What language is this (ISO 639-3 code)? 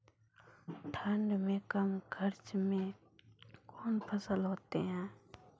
mai